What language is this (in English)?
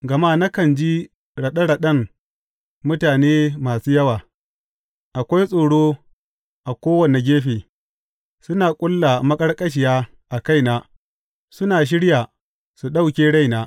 Hausa